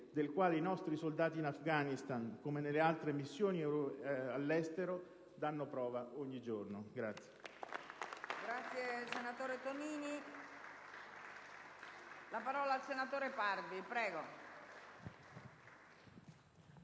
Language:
Italian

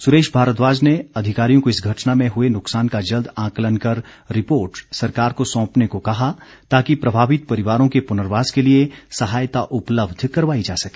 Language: Hindi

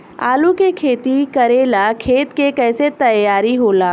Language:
Bhojpuri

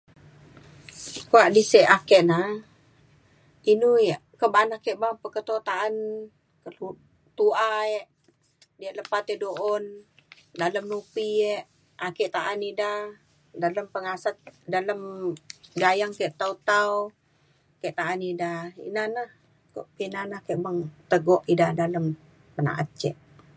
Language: Mainstream Kenyah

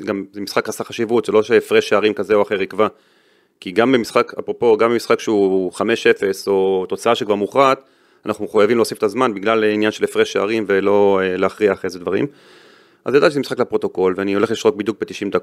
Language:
Hebrew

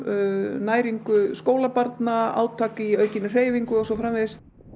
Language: Icelandic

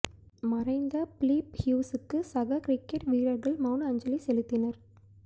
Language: Tamil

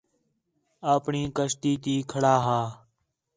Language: Khetrani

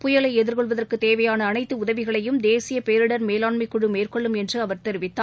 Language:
Tamil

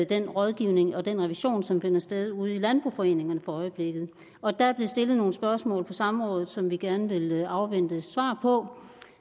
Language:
Danish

